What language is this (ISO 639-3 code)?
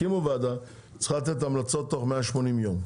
heb